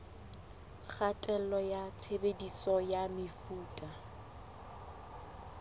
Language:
Southern Sotho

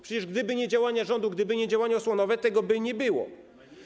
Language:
Polish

